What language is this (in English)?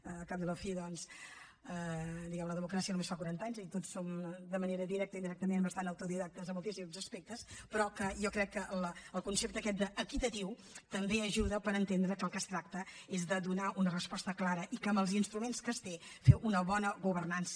Catalan